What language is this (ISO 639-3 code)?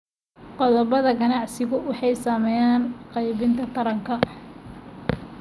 som